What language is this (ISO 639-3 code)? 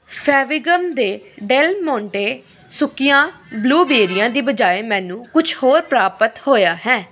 pan